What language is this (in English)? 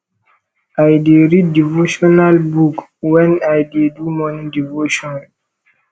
Nigerian Pidgin